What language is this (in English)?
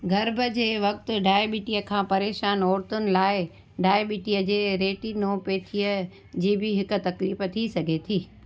Sindhi